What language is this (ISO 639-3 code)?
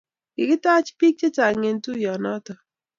kln